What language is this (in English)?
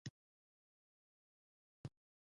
Pashto